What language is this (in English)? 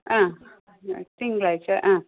Malayalam